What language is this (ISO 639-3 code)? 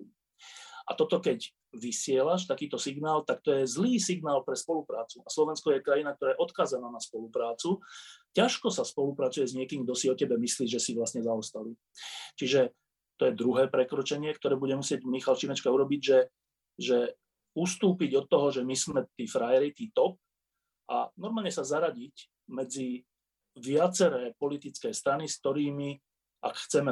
slk